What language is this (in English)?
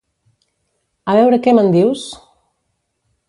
Catalan